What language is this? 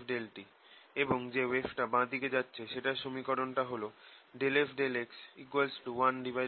Bangla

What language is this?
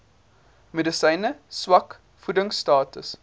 Afrikaans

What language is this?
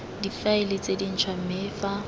Tswana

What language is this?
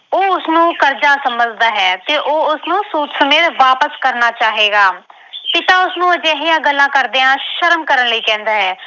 Punjabi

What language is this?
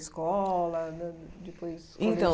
Portuguese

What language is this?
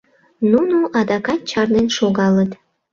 Mari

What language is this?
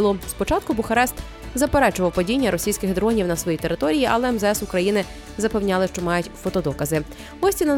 Ukrainian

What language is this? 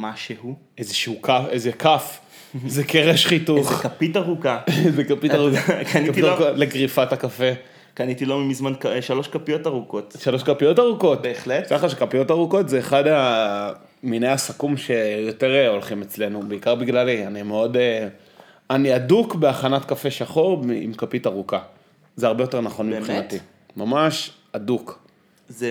Hebrew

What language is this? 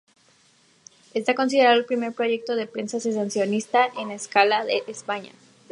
Spanish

